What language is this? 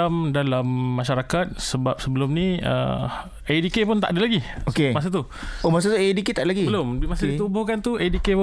Malay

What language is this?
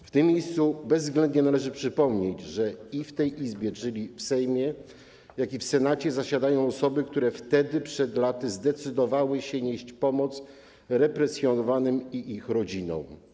Polish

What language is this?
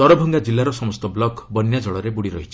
Odia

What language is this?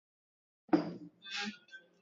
Swahili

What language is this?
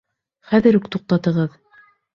Bashkir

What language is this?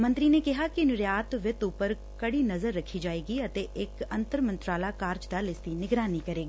Punjabi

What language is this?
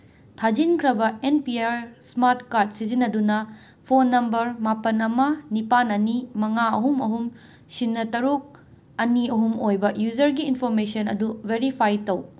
Manipuri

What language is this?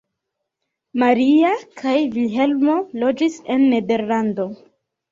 Esperanto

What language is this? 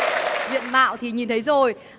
Vietnamese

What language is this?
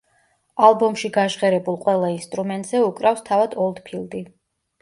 Georgian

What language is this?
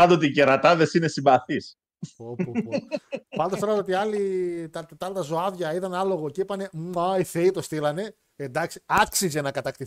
Greek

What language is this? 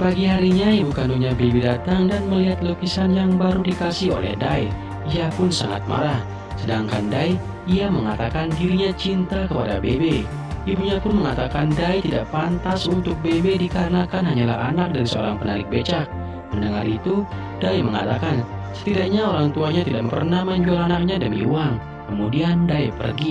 Indonesian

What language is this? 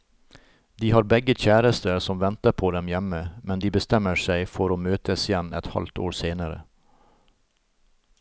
Norwegian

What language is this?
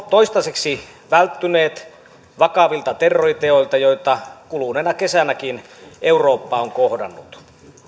Finnish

